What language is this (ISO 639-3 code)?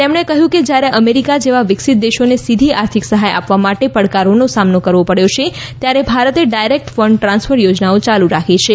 guj